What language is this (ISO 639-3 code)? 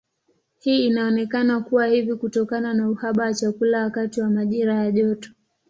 swa